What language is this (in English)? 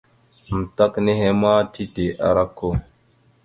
Mada (Cameroon)